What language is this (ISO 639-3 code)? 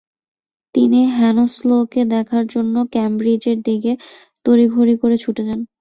ben